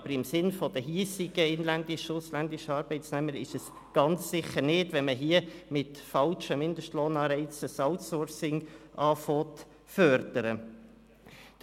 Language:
Swiss German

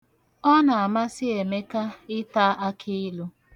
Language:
Igbo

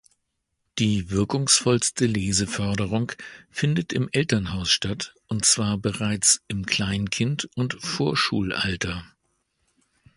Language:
German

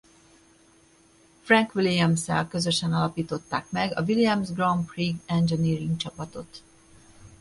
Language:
Hungarian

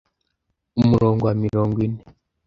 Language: Kinyarwanda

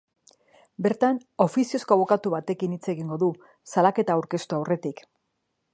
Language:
Basque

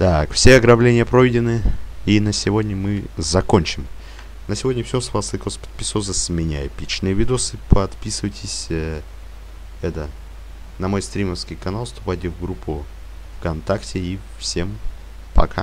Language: Russian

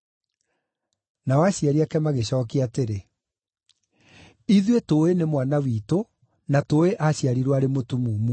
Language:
Kikuyu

